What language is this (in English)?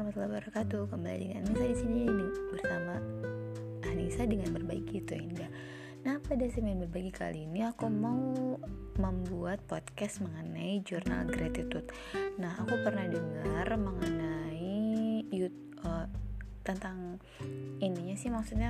Indonesian